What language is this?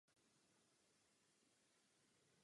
Czech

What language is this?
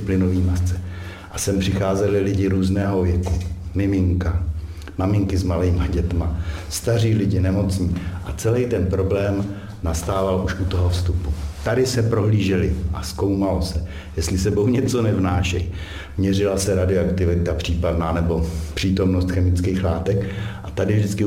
Czech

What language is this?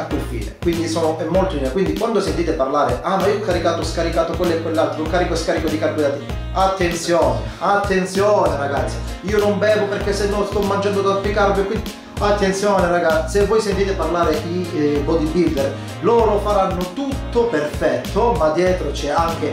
Italian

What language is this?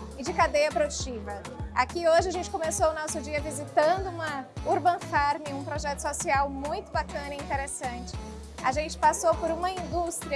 Portuguese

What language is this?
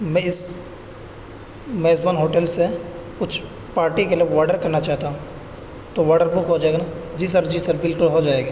Urdu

